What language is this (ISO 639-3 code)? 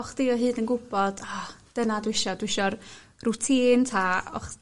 cym